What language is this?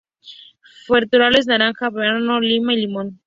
Spanish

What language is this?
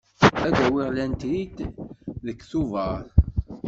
Kabyle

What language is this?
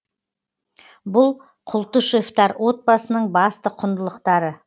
Kazakh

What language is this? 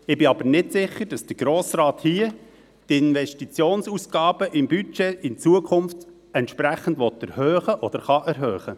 Swiss German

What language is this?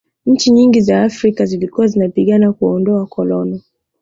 Swahili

